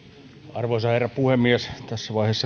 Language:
Finnish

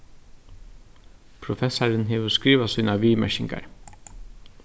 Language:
Faroese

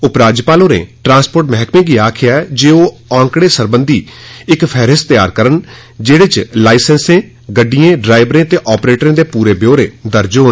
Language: Dogri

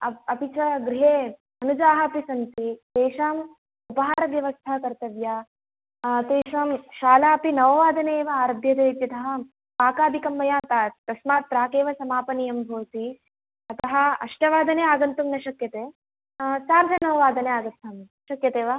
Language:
Sanskrit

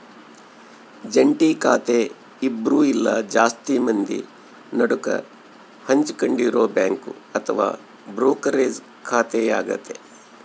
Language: Kannada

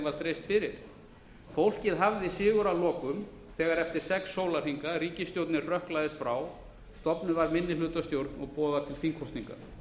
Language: Icelandic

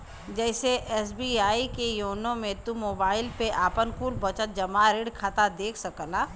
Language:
Bhojpuri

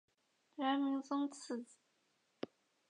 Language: Chinese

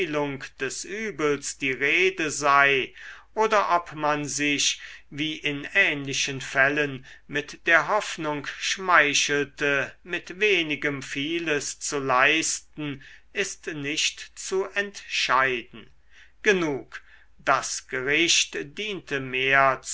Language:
German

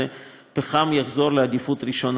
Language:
Hebrew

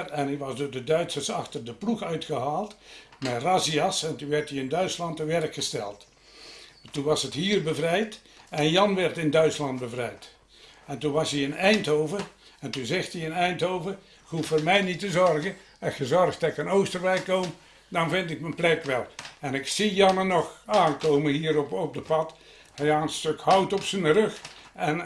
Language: Dutch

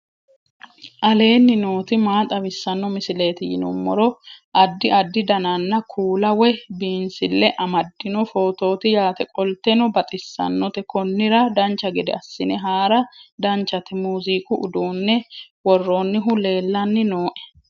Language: Sidamo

